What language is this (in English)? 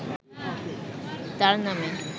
Bangla